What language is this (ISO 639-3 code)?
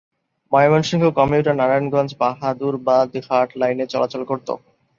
ben